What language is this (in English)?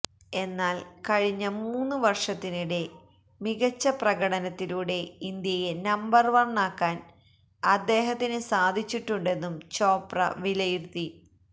Malayalam